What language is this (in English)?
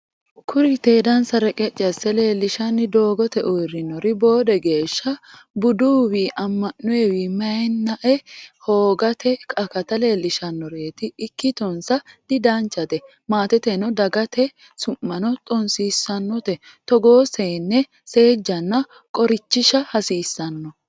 Sidamo